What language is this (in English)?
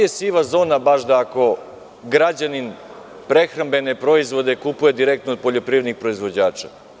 Serbian